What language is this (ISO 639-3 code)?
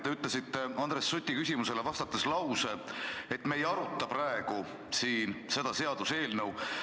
est